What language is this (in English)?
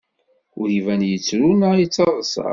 Kabyle